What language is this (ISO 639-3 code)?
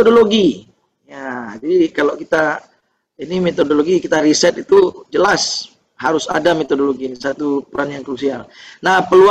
ind